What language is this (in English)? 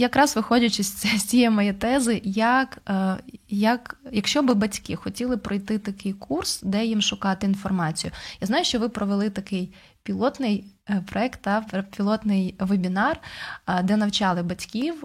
Ukrainian